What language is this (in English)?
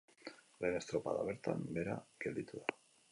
Basque